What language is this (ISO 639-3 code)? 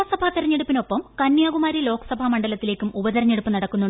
mal